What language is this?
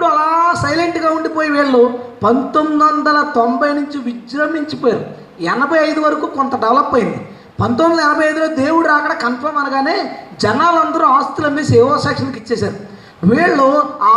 Telugu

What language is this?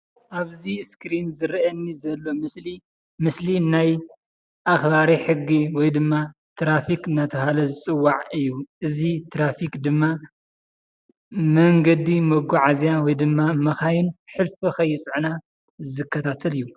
Tigrinya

